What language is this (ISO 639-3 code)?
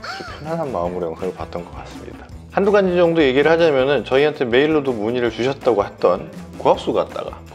kor